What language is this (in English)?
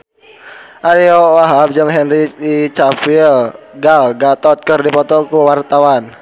Sundanese